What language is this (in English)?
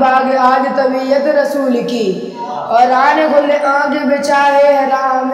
Arabic